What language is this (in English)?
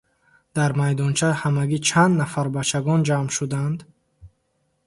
Tajik